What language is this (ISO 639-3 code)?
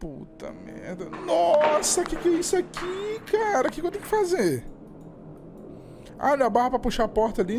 por